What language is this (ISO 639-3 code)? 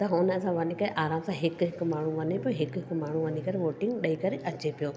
snd